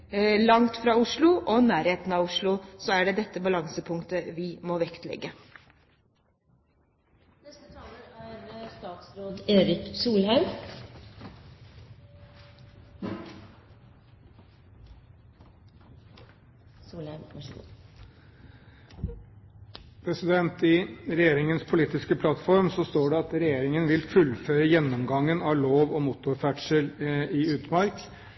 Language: Norwegian Bokmål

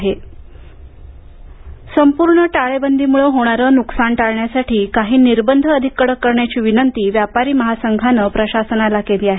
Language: Marathi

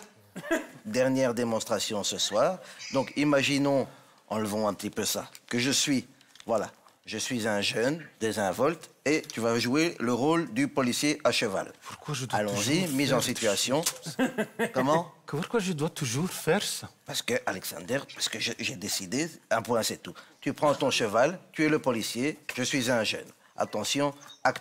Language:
French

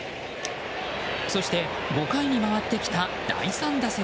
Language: Japanese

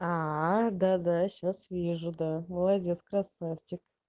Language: Russian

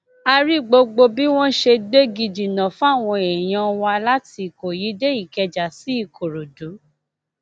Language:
Yoruba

